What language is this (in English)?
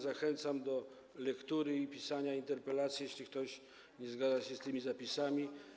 Polish